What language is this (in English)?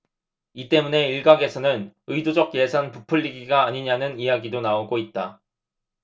Korean